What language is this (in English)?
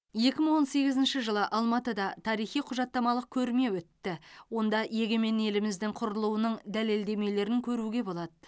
Kazakh